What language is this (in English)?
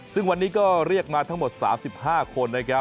Thai